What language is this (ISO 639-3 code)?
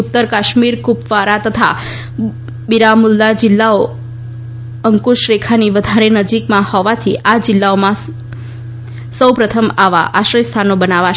guj